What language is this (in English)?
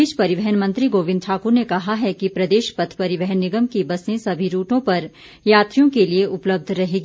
Hindi